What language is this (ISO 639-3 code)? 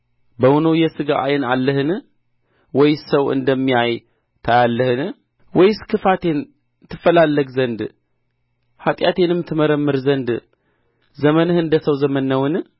amh